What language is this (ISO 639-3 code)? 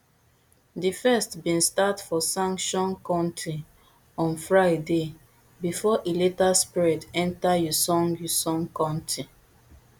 pcm